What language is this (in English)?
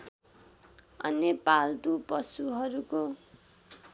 Nepali